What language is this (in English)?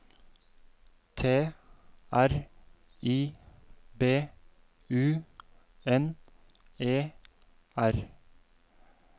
Norwegian